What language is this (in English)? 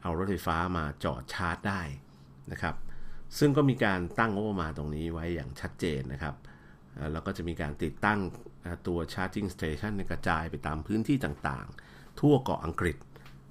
Thai